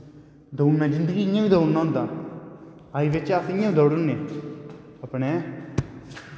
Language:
Dogri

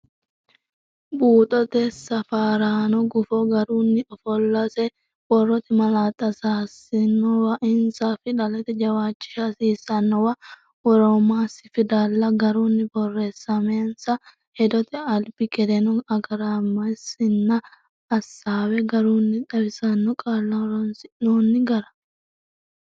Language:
Sidamo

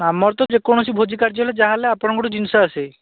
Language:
Odia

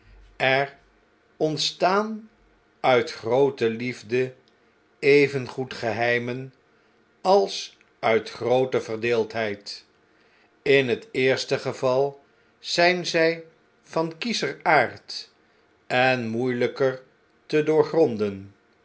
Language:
Dutch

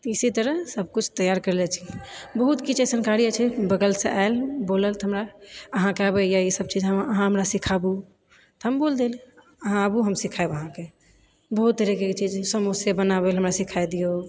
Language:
Maithili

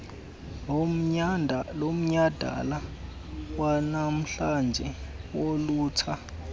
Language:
Xhosa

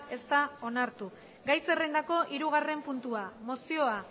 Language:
Basque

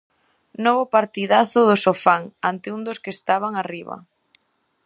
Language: Galician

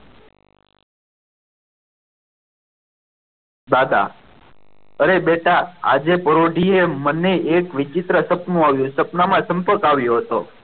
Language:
Gujarati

